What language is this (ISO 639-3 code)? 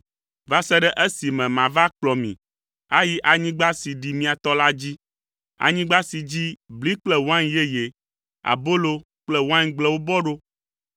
ewe